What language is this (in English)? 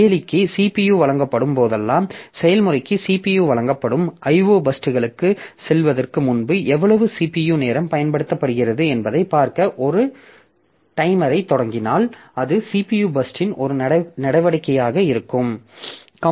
Tamil